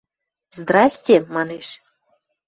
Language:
Western Mari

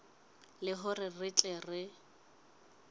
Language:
Southern Sotho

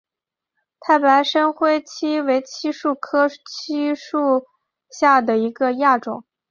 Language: Chinese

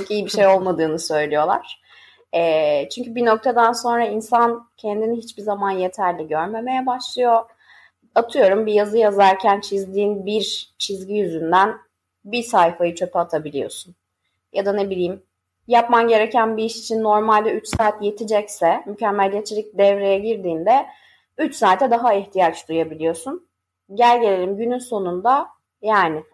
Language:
Turkish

